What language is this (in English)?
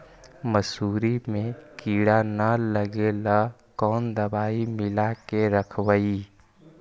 Magahi